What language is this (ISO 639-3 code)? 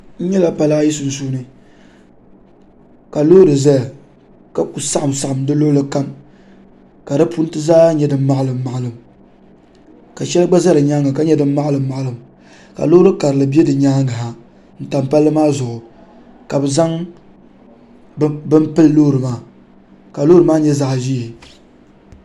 dag